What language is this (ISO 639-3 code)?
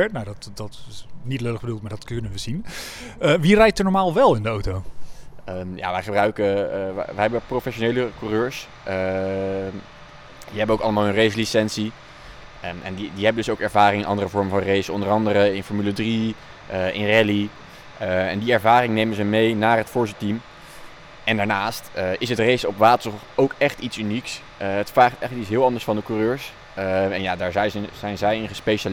nld